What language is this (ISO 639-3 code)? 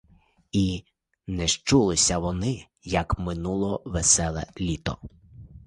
ukr